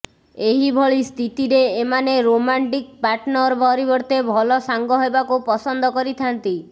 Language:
Odia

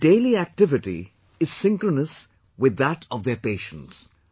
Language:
English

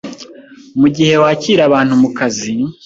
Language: Kinyarwanda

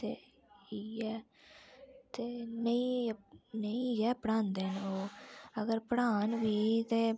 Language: Dogri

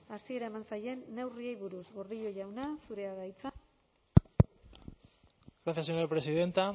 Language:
Basque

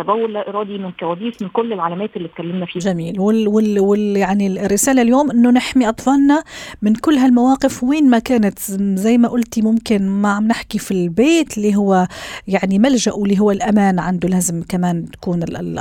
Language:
Arabic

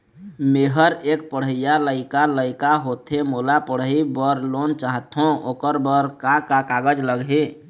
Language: Chhattisgarhi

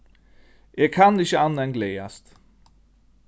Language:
Faroese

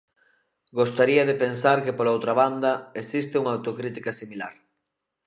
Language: Galician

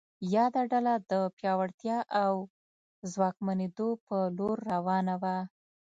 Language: Pashto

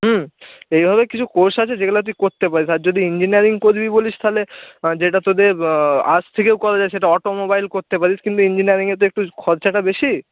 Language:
Bangla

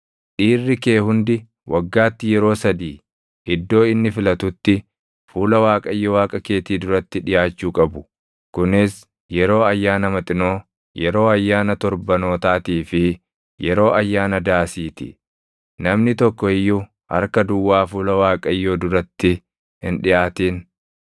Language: Oromo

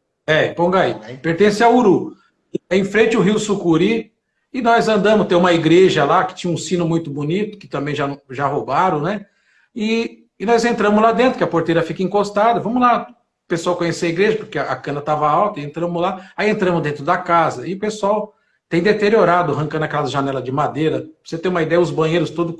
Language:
Portuguese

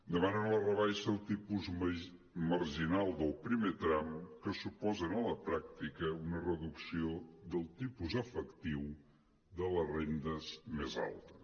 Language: Catalan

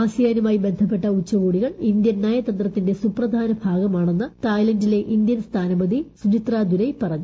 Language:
Malayalam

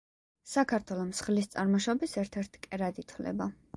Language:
Georgian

